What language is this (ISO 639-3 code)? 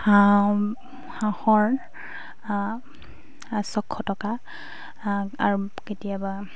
asm